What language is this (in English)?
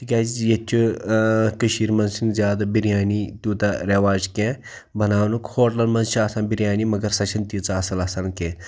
Kashmiri